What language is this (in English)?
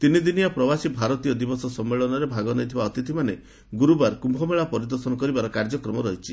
Odia